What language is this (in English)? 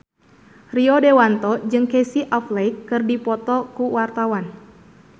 Sundanese